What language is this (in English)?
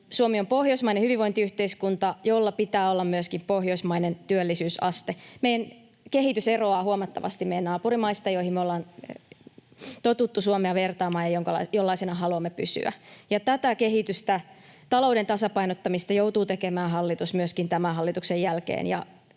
Finnish